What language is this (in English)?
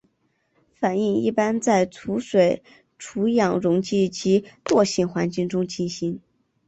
Chinese